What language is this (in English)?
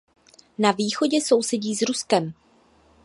Czech